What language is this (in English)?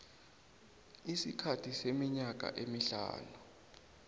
South Ndebele